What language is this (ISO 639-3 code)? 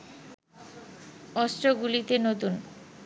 ben